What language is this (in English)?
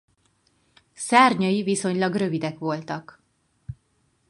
Hungarian